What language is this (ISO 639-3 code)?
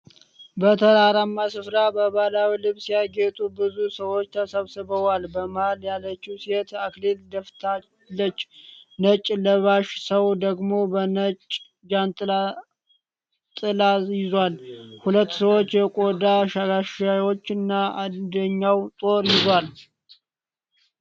amh